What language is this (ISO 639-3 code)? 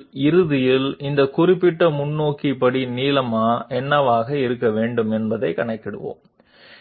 tel